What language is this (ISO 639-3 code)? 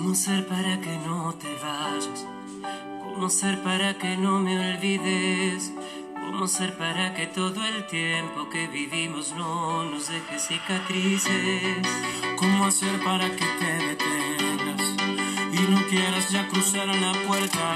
ron